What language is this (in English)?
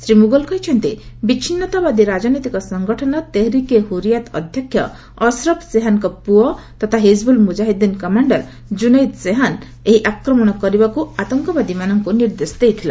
Odia